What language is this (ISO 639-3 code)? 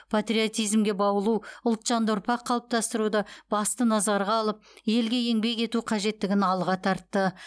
kaz